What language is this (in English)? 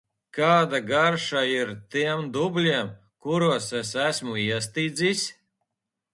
Latvian